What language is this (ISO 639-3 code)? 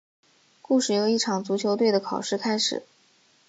zho